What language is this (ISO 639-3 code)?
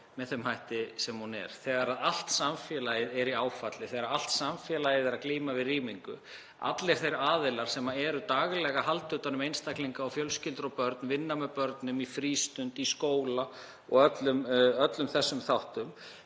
isl